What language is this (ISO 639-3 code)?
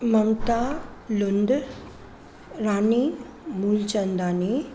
snd